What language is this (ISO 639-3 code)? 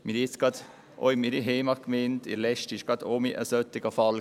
gsw